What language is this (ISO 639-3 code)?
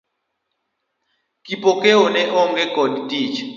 luo